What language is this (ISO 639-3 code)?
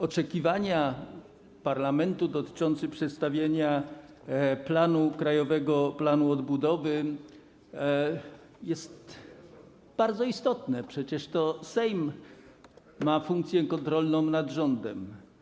pol